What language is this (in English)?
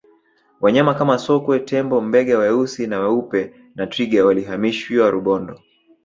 Swahili